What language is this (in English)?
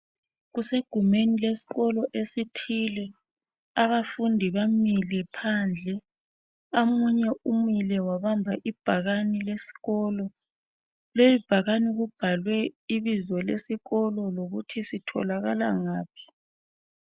North Ndebele